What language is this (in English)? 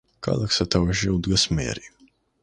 Georgian